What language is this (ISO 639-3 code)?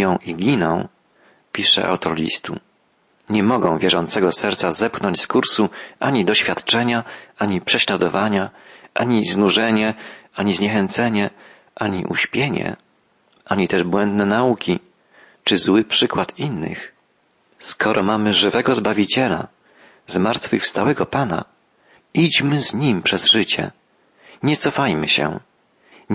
pol